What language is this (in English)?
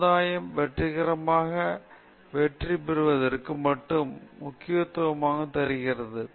Tamil